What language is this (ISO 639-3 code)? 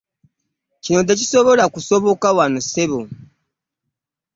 lug